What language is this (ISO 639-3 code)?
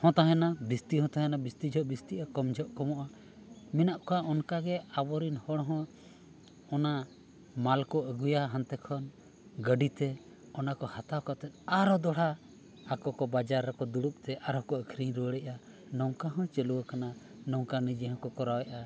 sat